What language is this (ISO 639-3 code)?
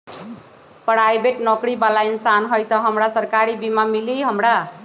mag